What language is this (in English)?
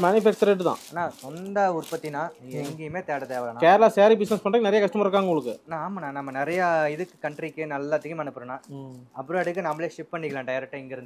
Korean